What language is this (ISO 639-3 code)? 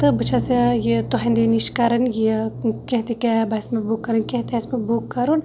kas